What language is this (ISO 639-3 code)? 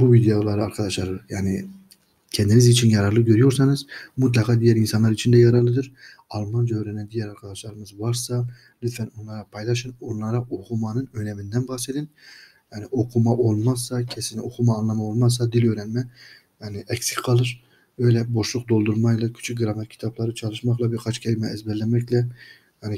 tur